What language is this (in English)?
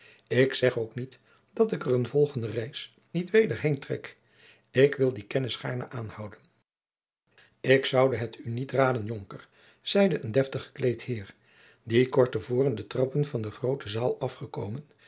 Dutch